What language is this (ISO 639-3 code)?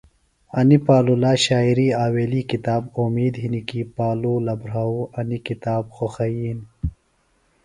phl